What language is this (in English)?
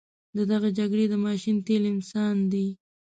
Pashto